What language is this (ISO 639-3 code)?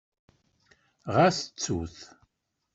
kab